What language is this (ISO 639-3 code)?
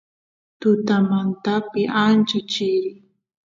qus